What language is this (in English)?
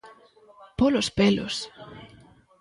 Galician